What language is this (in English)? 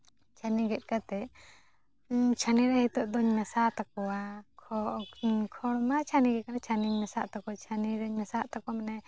Santali